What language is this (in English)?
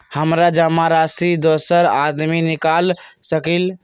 Magahi